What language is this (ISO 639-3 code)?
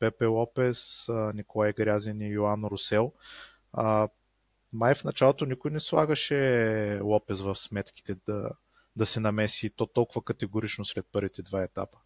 bul